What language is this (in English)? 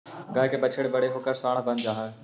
Magahi